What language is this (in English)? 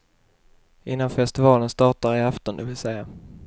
Swedish